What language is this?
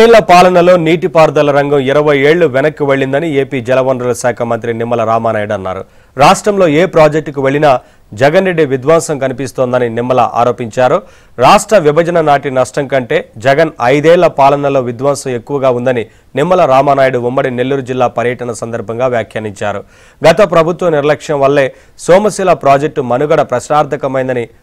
Telugu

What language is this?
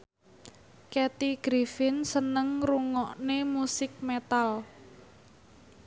Javanese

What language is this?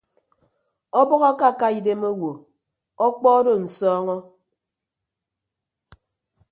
Ibibio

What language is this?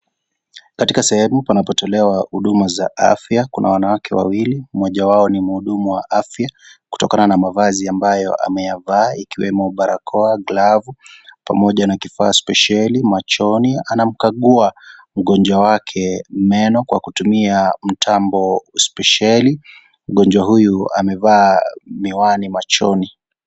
Swahili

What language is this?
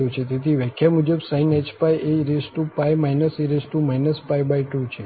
Gujarati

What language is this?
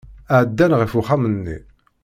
Kabyle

